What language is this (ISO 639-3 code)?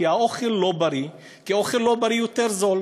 heb